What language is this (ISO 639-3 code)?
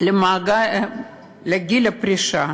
heb